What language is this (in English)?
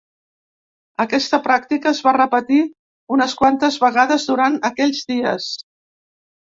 Catalan